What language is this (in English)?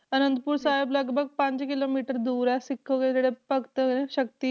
Punjabi